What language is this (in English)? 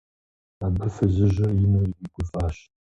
Kabardian